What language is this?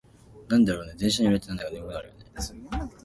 Japanese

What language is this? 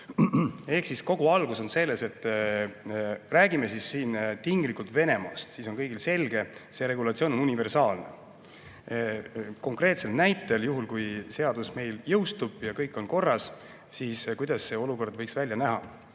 Estonian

